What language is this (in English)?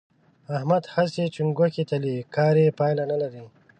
Pashto